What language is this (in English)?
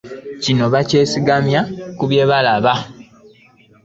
Ganda